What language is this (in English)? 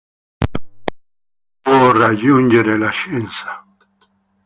Italian